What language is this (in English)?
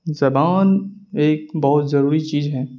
Urdu